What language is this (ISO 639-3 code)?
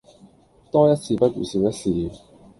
yue